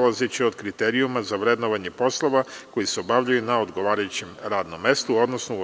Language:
Serbian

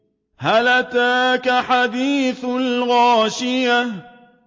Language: Arabic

